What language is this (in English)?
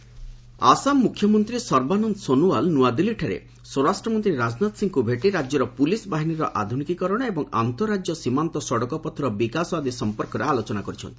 Odia